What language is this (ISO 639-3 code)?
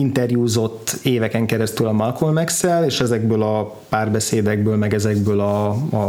hun